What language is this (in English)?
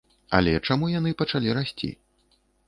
Belarusian